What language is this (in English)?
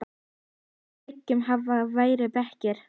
Icelandic